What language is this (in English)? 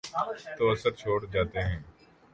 Urdu